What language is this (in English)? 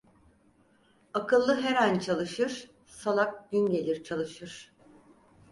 Turkish